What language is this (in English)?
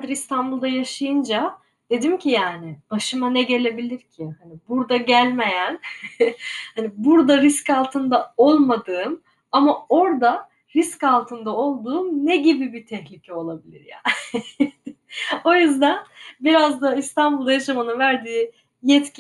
Turkish